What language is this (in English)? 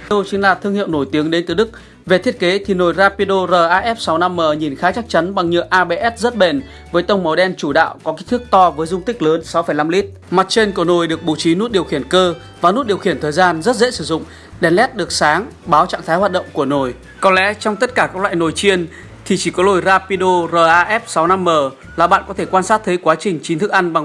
Vietnamese